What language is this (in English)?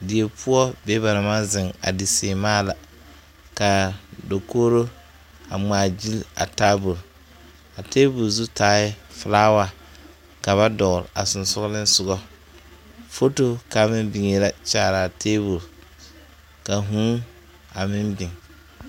Southern Dagaare